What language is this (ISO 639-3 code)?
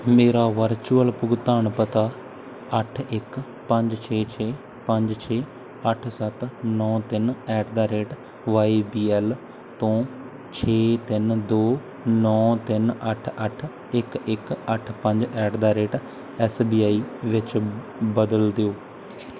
pan